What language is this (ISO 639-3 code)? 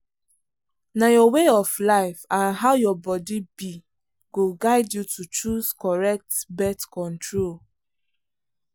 pcm